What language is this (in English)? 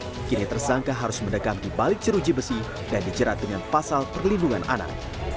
Indonesian